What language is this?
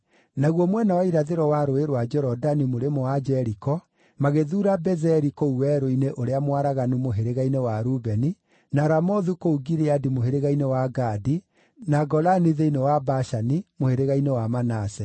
Kikuyu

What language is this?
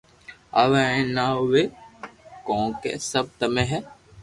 Loarki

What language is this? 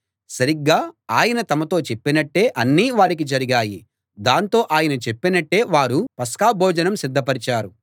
Telugu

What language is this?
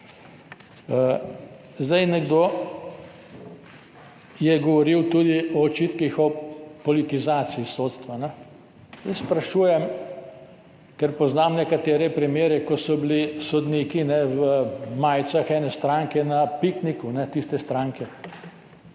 Slovenian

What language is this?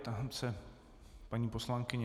Czech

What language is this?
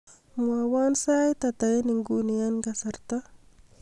Kalenjin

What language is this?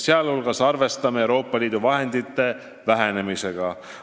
Estonian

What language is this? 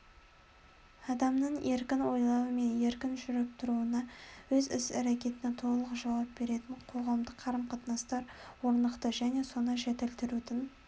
Kazakh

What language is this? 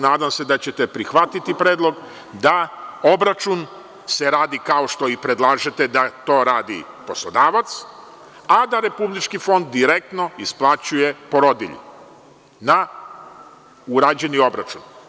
Serbian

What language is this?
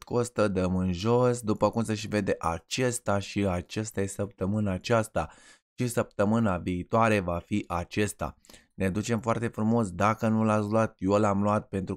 Romanian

